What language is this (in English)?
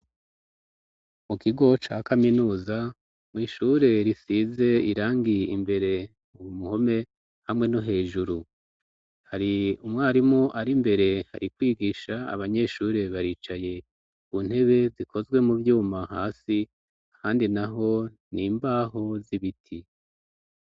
Rundi